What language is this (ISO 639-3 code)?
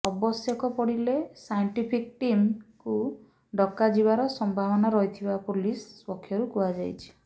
ori